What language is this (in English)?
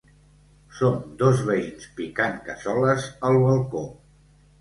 Catalan